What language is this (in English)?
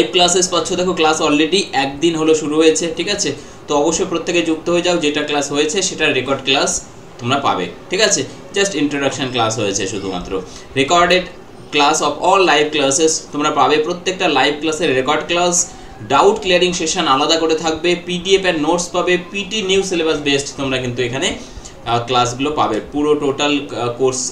Hindi